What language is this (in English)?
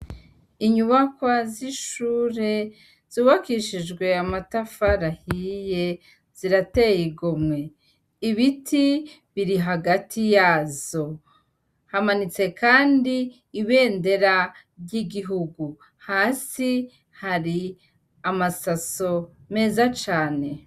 Rundi